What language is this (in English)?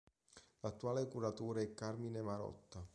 Italian